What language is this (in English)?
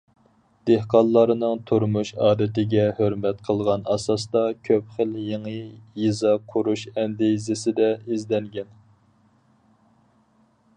Uyghur